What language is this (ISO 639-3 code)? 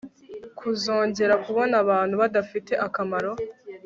kin